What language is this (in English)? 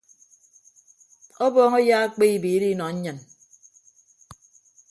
Ibibio